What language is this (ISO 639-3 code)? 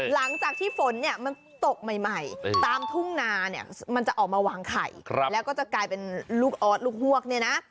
tha